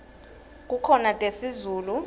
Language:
Swati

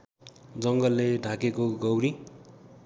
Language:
Nepali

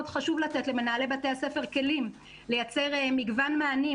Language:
Hebrew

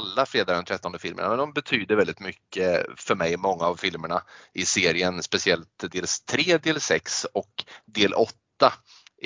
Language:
Swedish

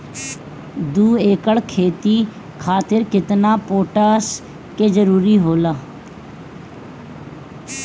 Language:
Bhojpuri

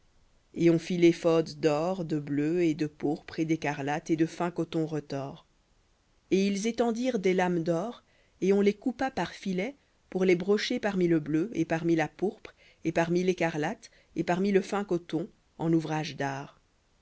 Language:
French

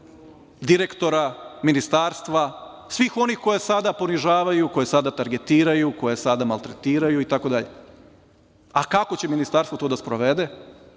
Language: Serbian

